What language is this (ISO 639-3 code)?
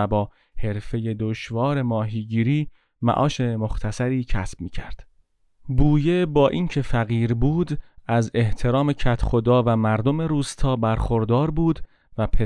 fas